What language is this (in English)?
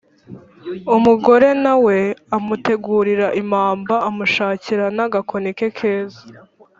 Kinyarwanda